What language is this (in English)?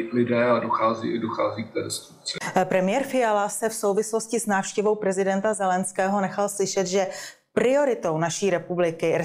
Czech